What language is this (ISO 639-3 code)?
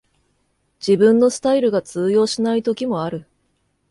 jpn